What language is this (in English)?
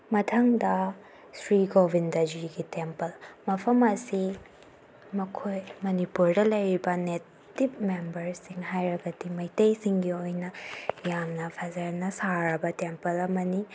Manipuri